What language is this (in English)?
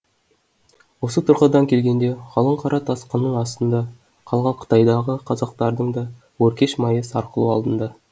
Kazakh